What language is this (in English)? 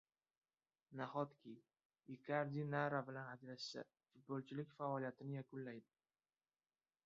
Uzbek